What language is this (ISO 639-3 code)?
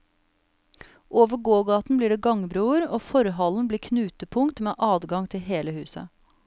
nor